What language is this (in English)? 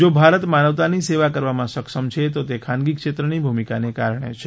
Gujarati